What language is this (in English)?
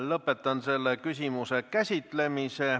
Estonian